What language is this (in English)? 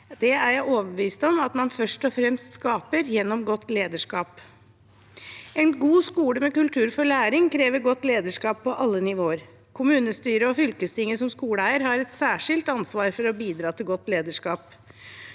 Norwegian